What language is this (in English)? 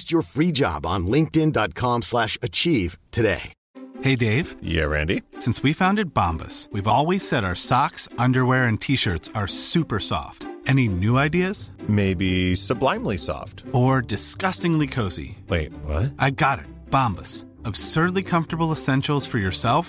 Swedish